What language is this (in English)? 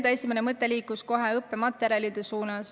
Estonian